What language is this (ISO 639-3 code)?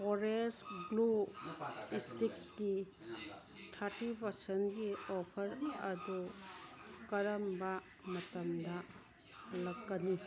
mni